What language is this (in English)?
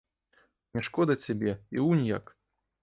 Belarusian